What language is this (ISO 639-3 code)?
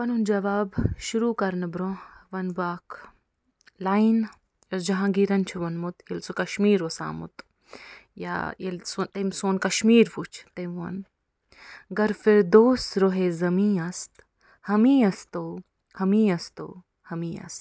kas